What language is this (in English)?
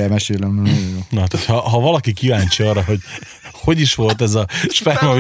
Hungarian